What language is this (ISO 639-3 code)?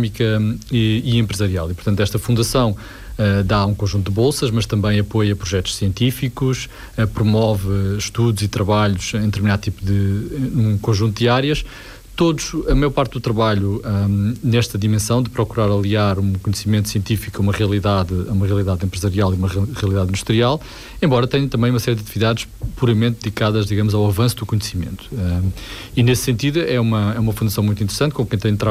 por